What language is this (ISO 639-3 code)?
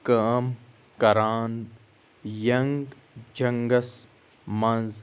kas